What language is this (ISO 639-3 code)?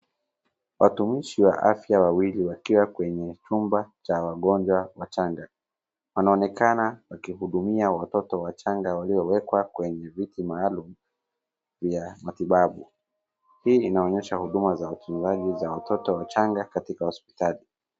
swa